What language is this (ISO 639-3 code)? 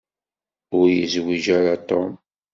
kab